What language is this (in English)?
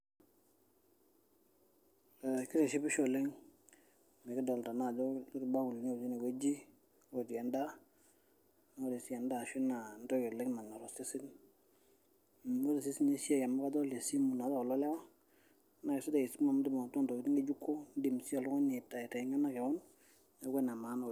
Masai